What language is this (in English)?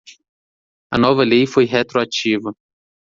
Portuguese